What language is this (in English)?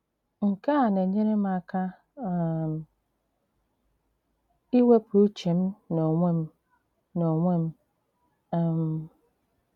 Igbo